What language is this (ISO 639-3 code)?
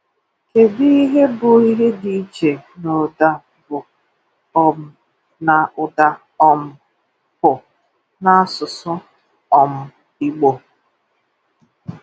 ibo